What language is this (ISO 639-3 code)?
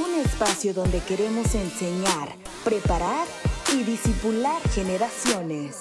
spa